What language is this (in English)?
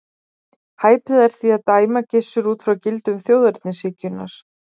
Icelandic